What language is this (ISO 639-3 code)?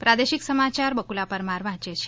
guj